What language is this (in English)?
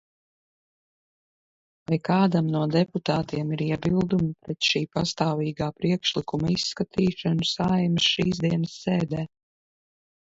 Latvian